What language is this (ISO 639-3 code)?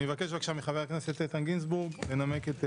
heb